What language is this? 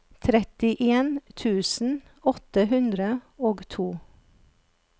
Norwegian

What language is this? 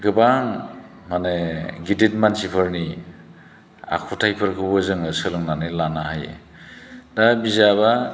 Bodo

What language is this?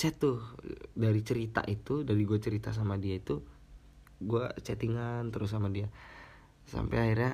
Indonesian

